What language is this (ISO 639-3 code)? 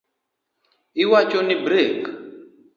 luo